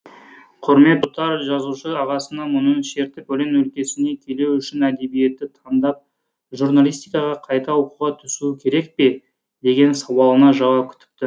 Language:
Kazakh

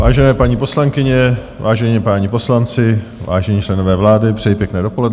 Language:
Czech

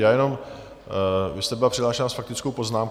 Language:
Czech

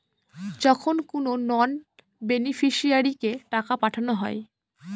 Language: Bangla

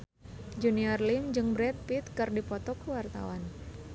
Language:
Sundanese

